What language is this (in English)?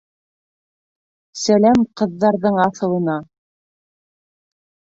Bashkir